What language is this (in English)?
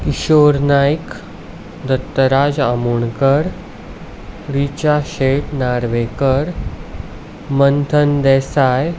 Konkani